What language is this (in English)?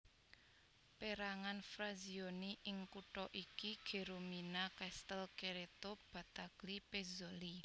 Javanese